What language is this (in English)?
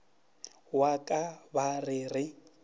Northern Sotho